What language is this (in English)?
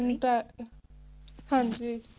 Punjabi